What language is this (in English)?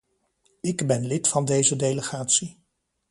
Dutch